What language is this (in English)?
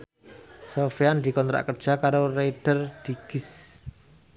Javanese